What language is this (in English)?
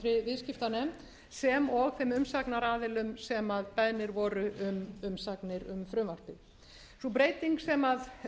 Icelandic